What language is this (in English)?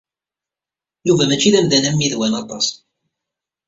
Kabyle